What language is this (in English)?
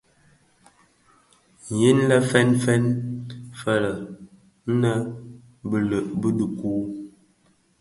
Bafia